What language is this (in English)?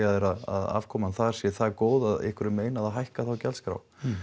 Icelandic